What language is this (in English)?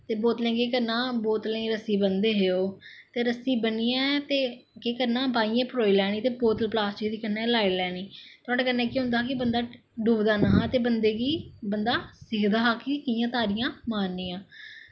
Dogri